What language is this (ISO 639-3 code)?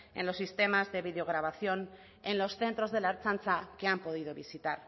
spa